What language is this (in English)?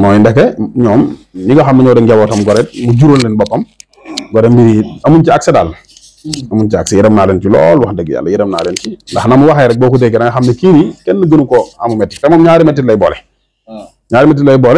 Arabic